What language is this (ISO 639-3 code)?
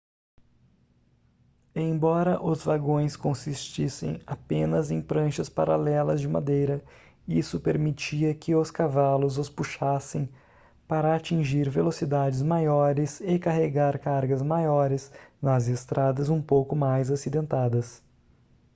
por